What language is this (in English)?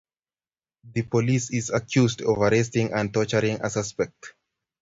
Kalenjin